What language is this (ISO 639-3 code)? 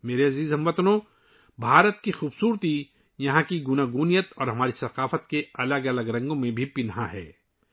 urd